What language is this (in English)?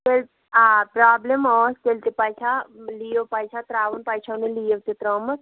Kashmiri